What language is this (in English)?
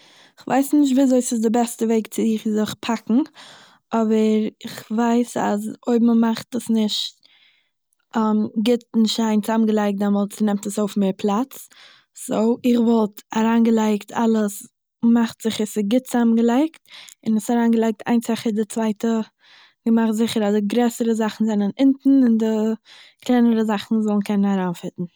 Yiddish